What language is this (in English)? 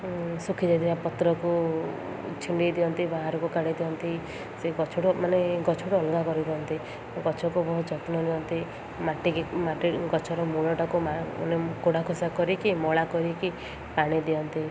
Odia